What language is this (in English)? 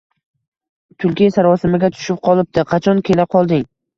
Uzbek